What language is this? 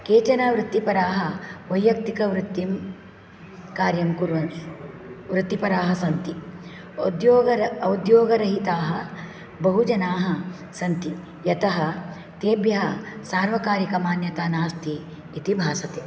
Sanskrit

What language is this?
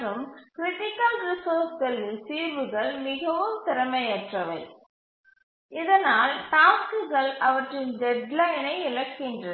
Tamil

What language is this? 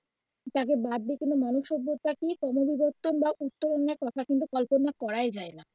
Bangla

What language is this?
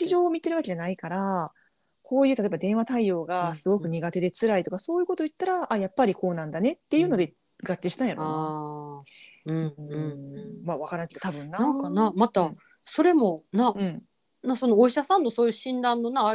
Japanese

